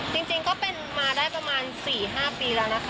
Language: Thai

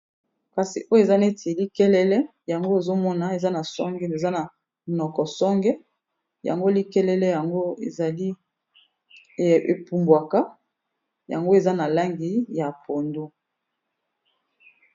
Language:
Lingala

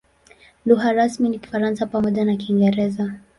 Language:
Swahili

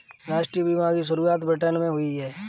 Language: Hindi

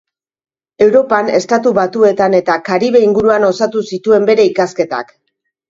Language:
Basque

